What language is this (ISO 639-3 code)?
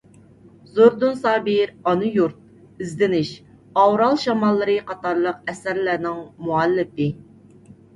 uig